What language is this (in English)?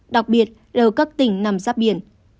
Vietnamese